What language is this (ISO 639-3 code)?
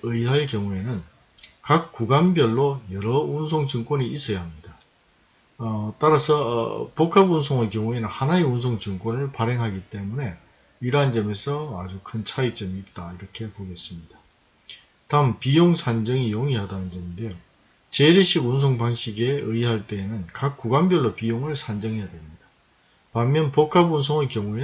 kor